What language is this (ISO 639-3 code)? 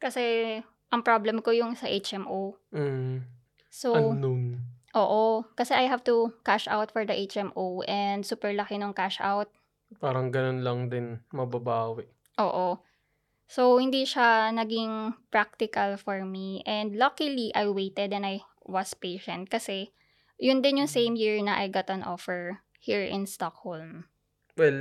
fil